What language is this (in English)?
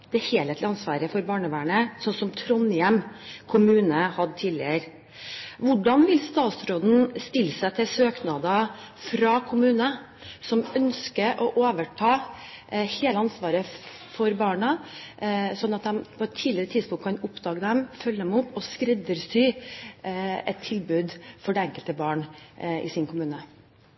Norwegian Bokmål